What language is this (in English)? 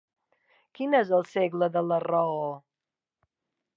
Catalan